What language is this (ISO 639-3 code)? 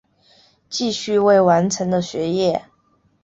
zho